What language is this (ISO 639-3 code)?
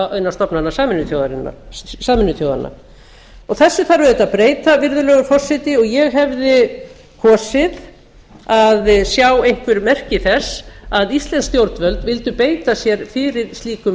isl